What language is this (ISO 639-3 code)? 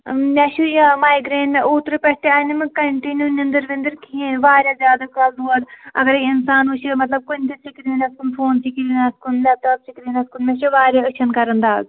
kas